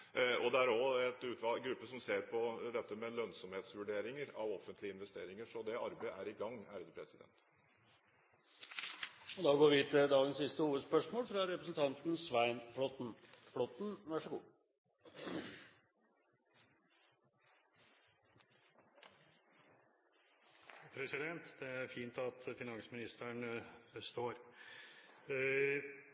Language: Norwegian Bokmål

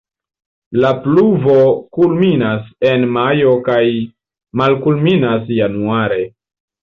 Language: Esperanto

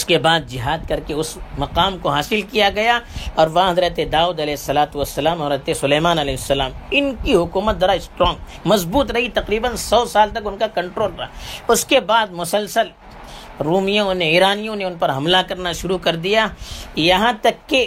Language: Urdu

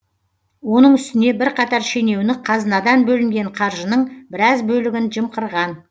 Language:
Kazakh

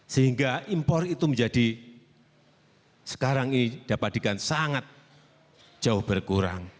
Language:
Indonesian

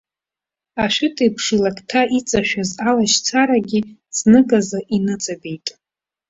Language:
Abkhazian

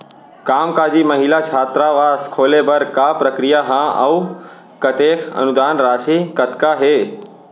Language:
Chhattisgarhi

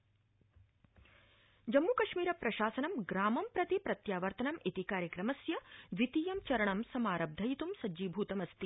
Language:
Sanskrit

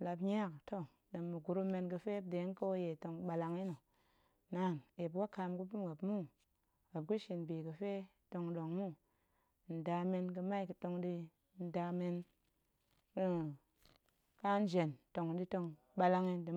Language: Goemai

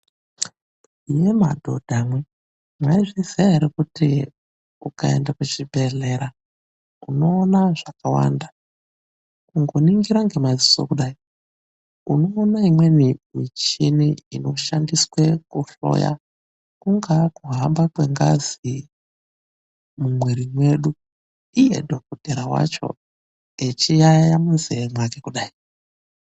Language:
Ndau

